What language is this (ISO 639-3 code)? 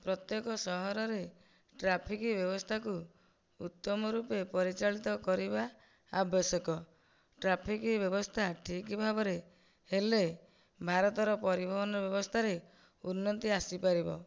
ori